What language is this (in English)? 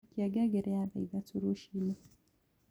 Kikuyu